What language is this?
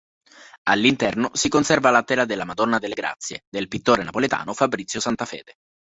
Italian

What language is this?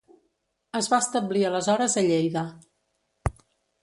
Catalan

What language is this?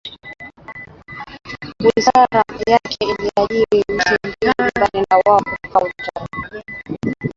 Swahili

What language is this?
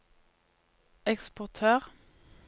Norwegian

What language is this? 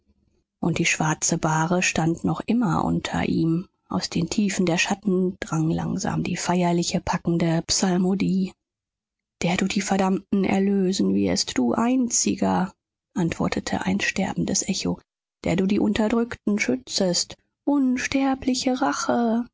German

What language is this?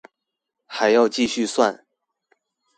Chinese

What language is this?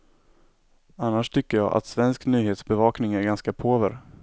Swedish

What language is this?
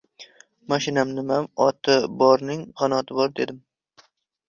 Uzbek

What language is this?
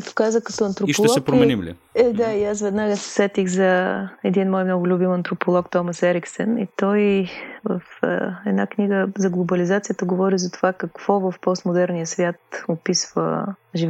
Bulgarian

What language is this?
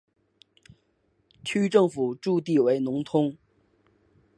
Chinese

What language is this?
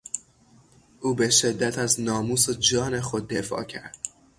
Persian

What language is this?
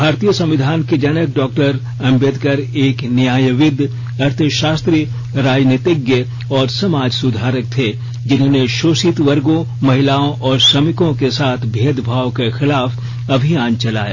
Hindi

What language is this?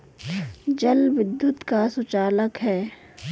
Hindi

